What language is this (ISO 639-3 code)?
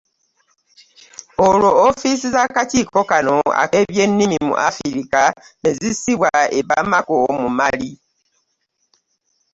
lug